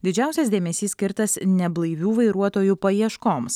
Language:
Lithuanian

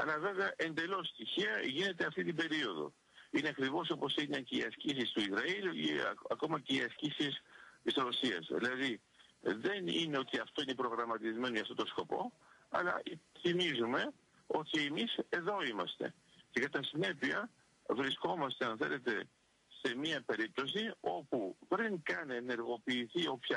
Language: Greek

